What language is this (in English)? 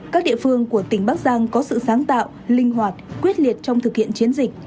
Vietnamese